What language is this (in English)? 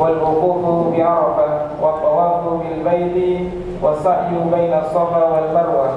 Indonesian